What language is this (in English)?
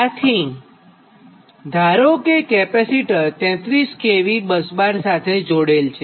Gujarati